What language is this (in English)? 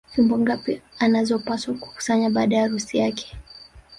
Swahili